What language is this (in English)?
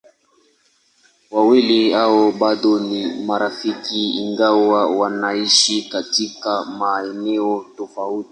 Swahili